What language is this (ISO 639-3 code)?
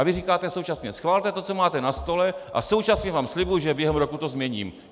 ces